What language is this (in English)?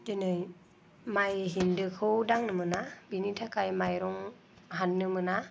Bodo